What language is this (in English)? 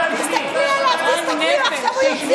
Hebrew